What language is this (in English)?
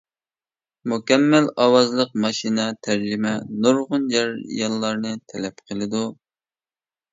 Uyghur